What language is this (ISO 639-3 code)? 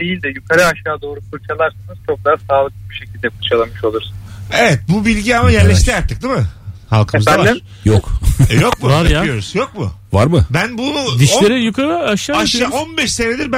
tur